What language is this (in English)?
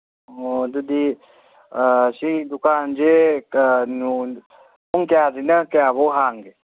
Manipuri